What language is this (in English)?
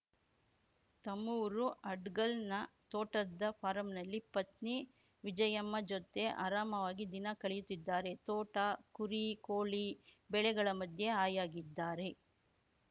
Kannada